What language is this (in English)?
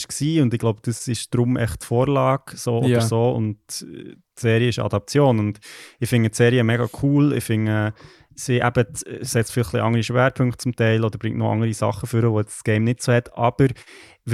German